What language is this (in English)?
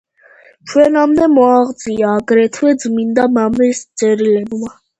Georgian